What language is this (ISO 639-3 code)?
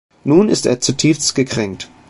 deu